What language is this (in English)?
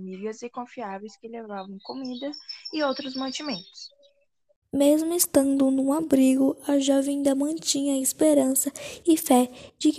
Portuguese